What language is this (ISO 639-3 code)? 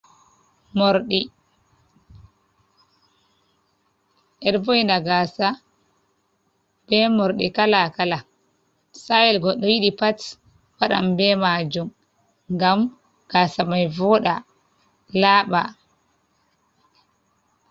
ful